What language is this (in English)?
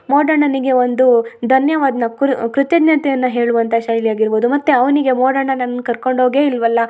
Kannada